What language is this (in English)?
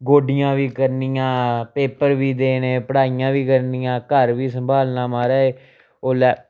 Dogri